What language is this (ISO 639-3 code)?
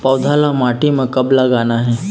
hne